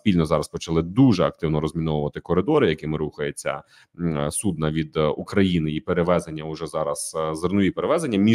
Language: Ukrainian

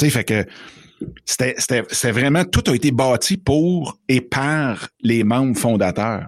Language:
French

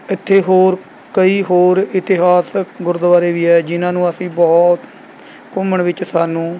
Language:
Punjabi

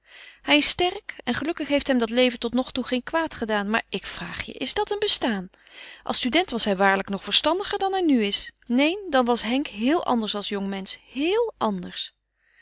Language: Dutch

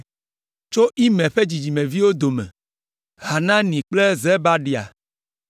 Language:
Ewe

